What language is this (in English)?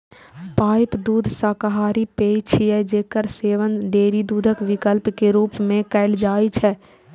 Maithili